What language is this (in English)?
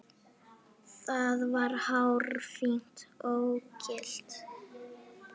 Icelandic